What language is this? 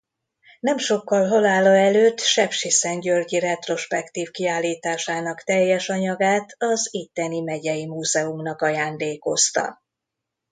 Hungarian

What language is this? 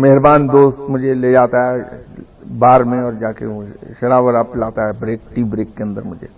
Urdu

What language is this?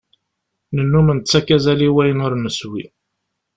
Kabyle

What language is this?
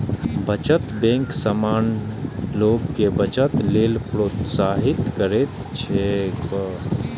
Maithili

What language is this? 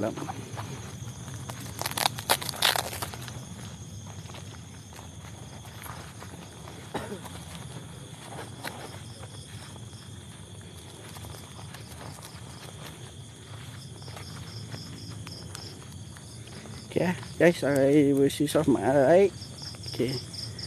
Malay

